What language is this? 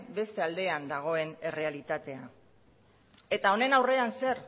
Basque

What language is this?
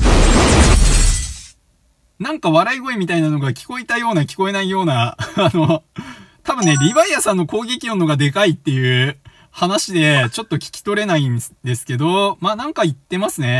Japanese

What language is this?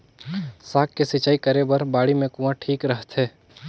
Chhattisgarhi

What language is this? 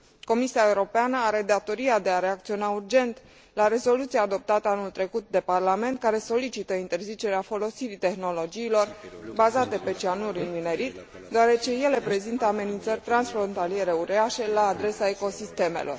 Romanian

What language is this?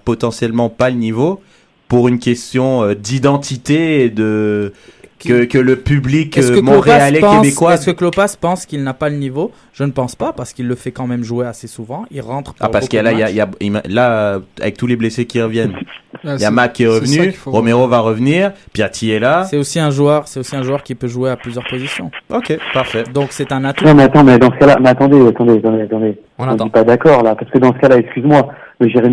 French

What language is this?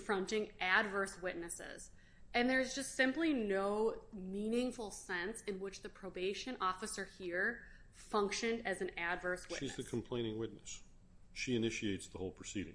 English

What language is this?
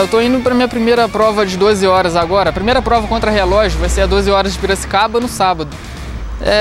Portuguese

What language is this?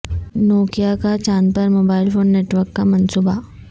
Urdu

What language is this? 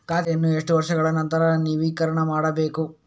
Kannada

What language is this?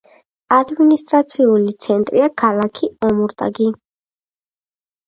Georgian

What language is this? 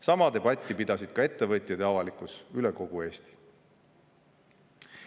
Estonian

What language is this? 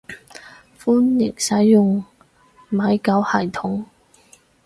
Cantonese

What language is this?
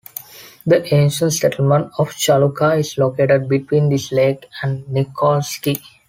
English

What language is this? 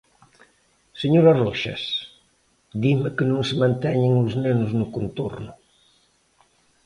Galician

